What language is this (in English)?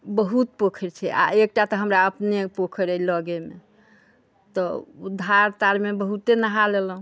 Maithili